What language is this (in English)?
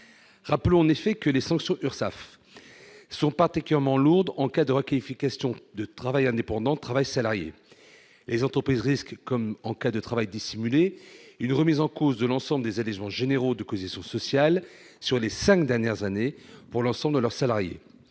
French